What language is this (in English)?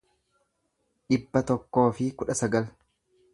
Oromo